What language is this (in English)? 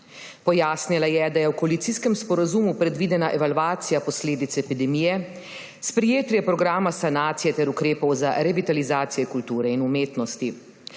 Slovenian